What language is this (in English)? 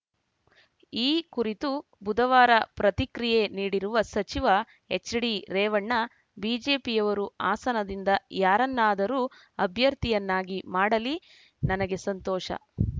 Kannada